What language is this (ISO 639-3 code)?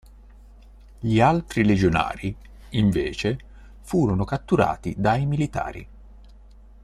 ita